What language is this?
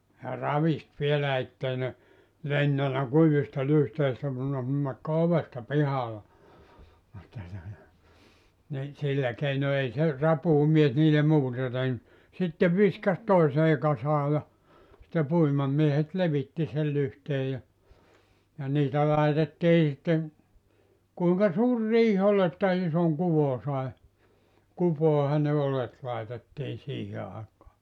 Finnish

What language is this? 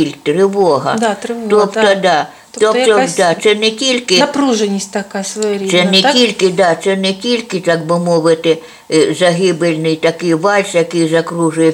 Ukrainian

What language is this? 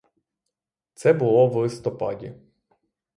Ukrainian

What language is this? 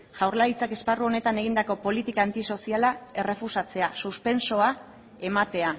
Basque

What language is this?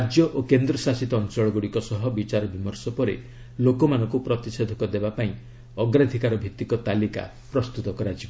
Odia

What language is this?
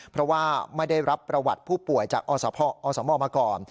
Thai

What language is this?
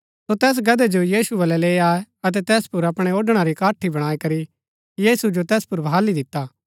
Gaddi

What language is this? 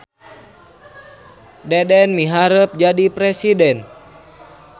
Sundanese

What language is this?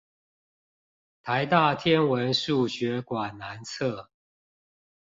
Chinese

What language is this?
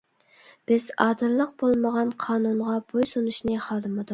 Uyghur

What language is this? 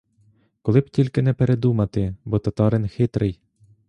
Ukrainian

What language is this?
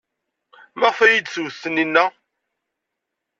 Kabyle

